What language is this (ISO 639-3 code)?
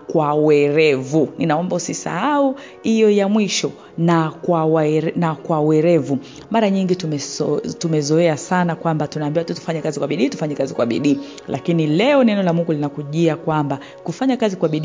swa